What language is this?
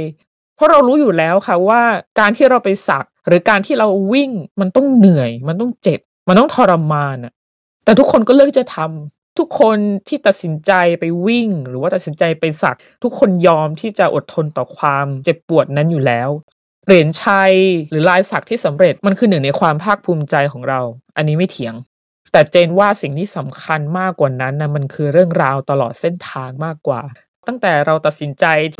Thai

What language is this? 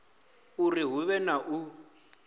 Venda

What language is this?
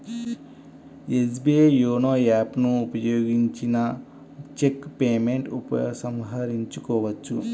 Telugu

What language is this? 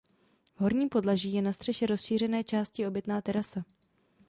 Czech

